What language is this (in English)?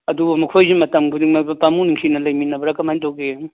Manipuri